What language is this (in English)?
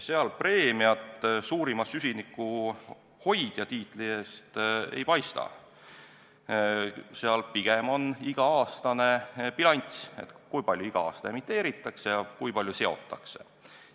Estonian